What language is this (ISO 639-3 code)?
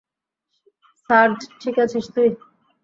ben